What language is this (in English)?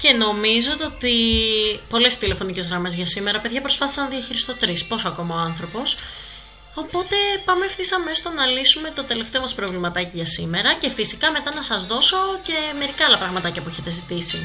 Greek